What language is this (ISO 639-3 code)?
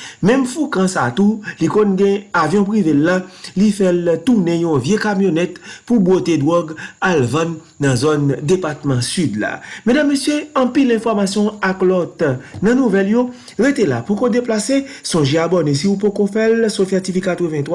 fra